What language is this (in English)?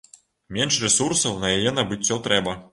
Belarusian